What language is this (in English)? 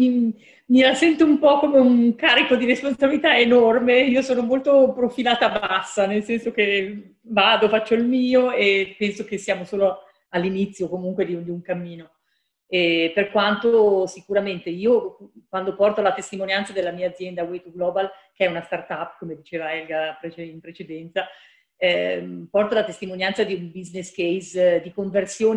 Italian